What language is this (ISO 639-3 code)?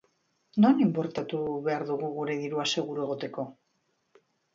eus